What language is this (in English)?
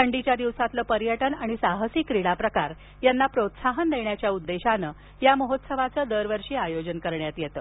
Marathi